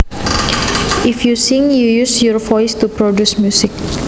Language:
Javanese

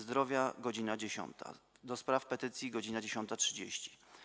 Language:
Polish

